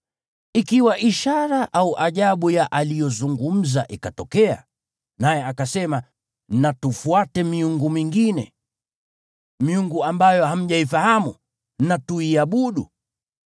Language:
Swahili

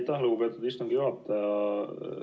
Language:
Estonian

